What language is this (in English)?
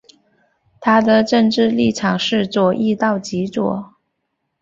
Chinese